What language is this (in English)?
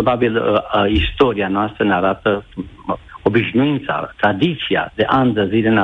Romanian